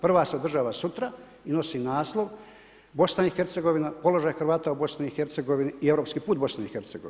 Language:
Croatian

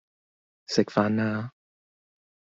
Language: Cantonese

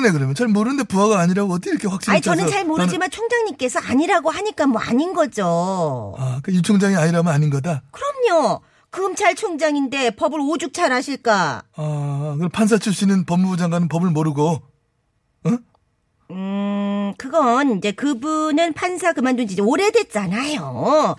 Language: Korean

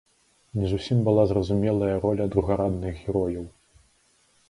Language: Belarusian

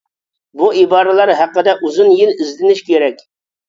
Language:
Uyghur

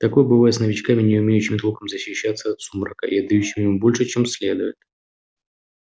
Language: Russian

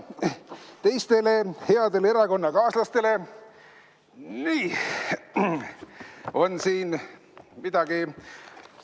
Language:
Estonian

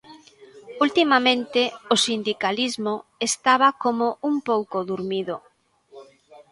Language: Galician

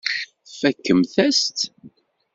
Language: Kabyle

